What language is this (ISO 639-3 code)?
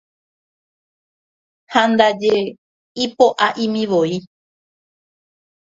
grn